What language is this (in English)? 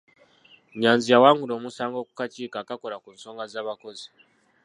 Ganda